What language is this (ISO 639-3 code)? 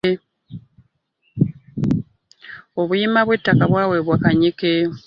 lug